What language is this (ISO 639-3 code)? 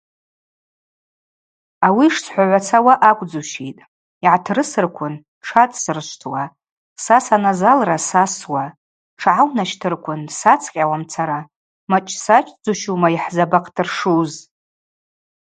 abq